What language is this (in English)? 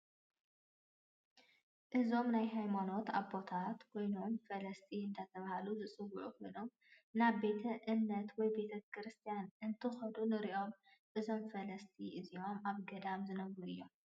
Tigrinya